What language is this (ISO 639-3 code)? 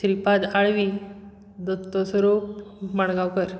kok